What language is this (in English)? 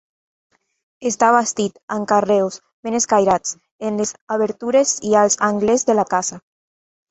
Catalan